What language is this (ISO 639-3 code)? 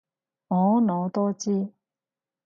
yue